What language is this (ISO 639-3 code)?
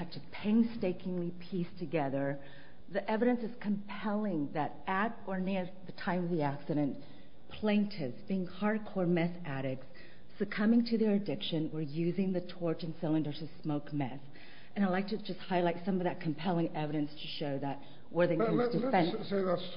eng